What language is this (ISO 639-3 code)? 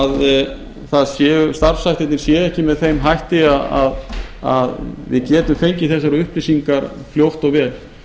isl